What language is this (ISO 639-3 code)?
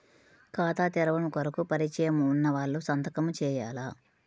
tel